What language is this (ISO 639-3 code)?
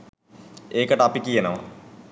sin